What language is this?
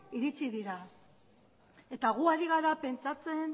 Basque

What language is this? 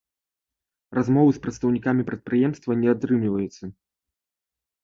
Belarusian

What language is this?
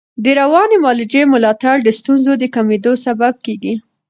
Pashto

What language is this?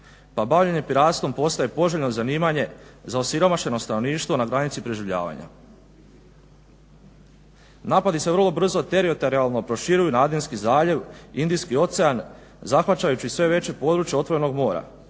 Croatian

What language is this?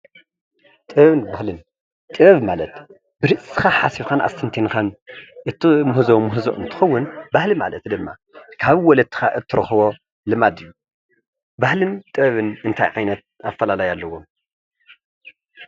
Tigrinya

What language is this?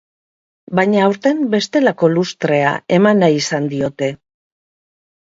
Basque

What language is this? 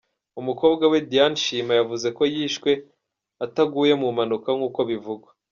Kinyarwanda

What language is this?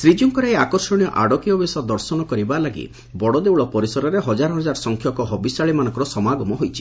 Odia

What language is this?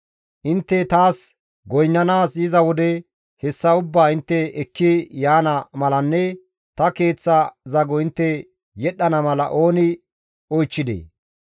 Gamo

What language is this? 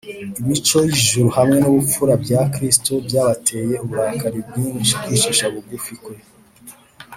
Kinyarwanda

